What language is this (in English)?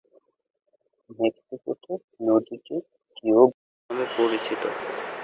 Bangla